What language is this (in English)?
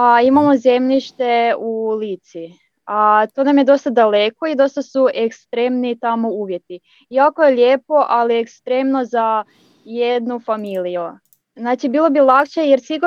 Croatian